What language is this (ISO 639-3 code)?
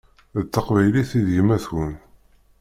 kab